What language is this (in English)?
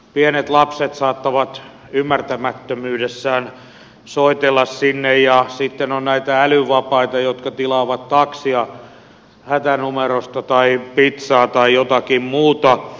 Finnish